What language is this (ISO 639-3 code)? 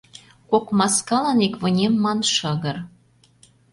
chm